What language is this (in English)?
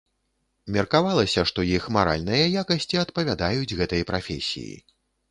Belarusian